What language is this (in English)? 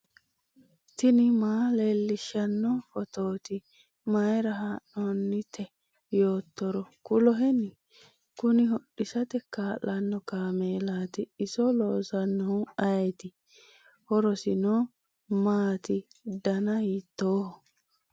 Sidamo